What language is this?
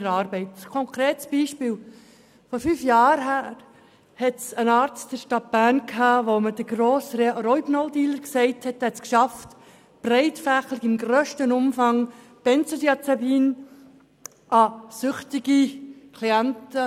Swiss German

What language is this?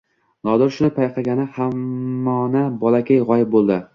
Uzbek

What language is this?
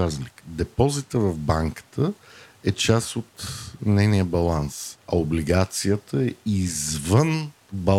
Bulgarian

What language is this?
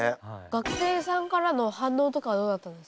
Japanese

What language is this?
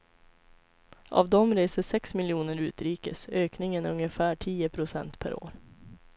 Swedish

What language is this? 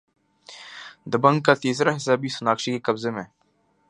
Urdu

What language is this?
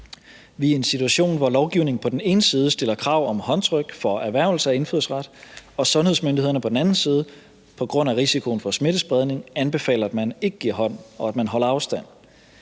Danish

